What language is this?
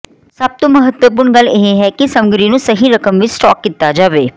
Punjabi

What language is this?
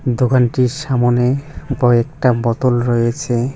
Bangla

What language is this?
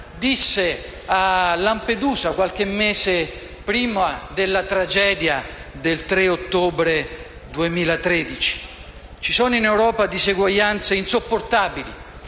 Italian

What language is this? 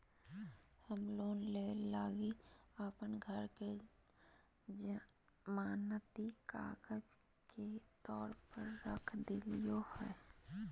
Magahi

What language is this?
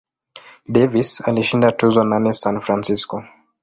Swahili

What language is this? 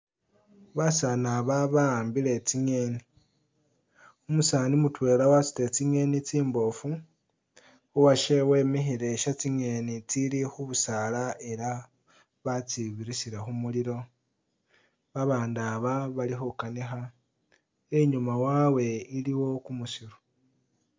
Masaaba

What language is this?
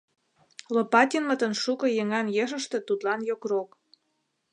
Mari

